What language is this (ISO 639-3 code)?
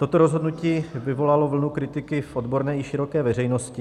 ces